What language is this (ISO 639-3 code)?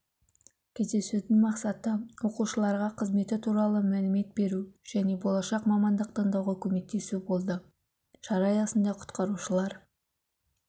kaz